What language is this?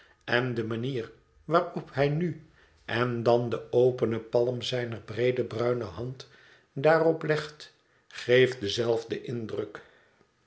Dutch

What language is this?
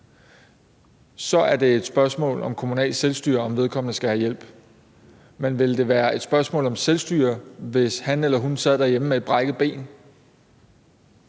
Danish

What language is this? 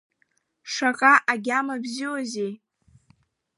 Abkhazian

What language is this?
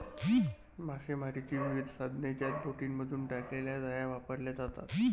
Marathi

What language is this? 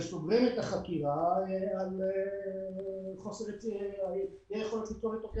Hebrew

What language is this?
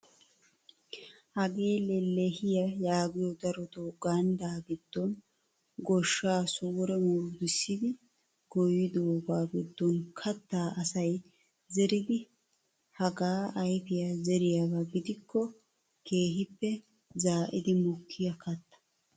Wolaytta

